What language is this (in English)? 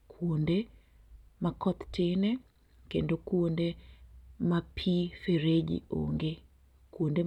Luo (Kenya and Tanzania)